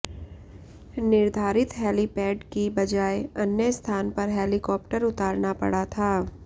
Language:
Hindi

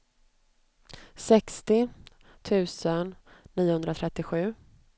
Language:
Swedish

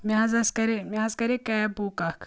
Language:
Kashmiri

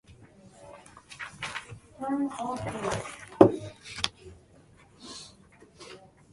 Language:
Japanese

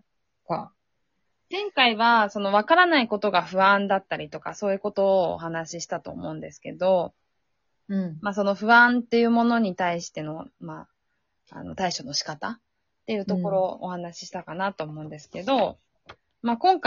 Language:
Japanese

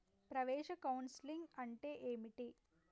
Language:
Telugu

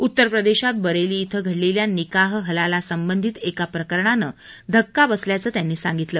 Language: Marathi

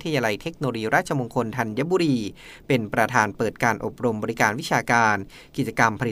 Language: Thai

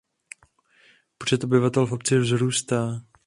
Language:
Czech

